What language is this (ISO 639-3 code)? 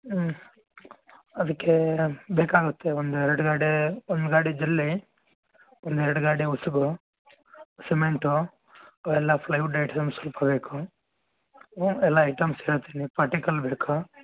kan